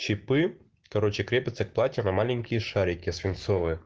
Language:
Russian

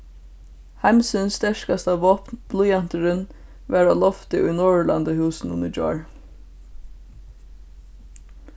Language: Faroese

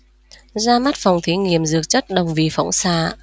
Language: Vietnamese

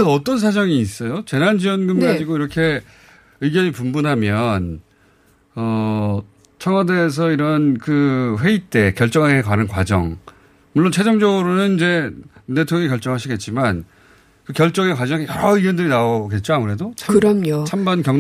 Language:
Korean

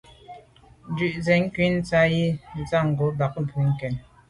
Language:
Medumba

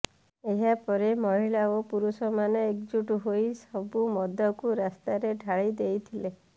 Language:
Odia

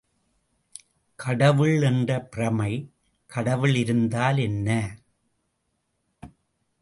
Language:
Tamil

